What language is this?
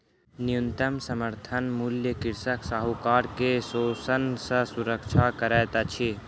Maithili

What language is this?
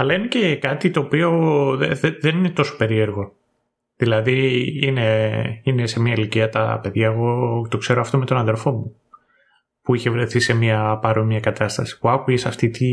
Greek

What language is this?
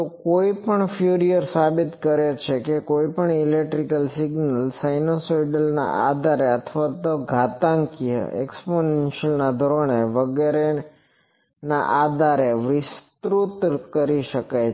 Gujarati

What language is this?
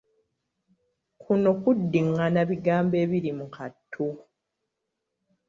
Ganda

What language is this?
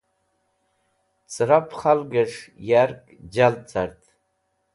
Wakhi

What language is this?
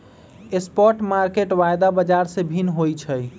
Magahi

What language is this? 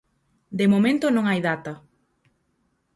Galician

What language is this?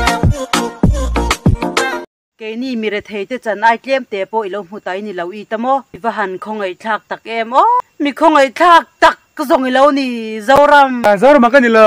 Thai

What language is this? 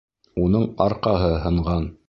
Bashkir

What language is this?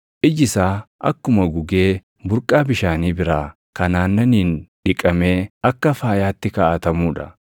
Oromo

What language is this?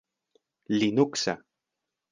Esperanto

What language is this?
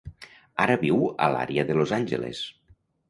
Catalan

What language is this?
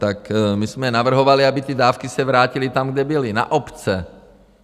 Czech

